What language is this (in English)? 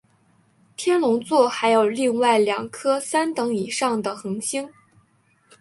Chinese